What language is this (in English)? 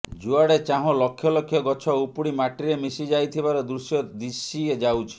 Odia